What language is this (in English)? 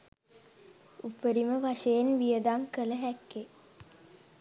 Sinhala